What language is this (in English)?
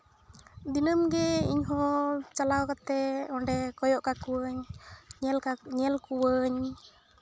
Santali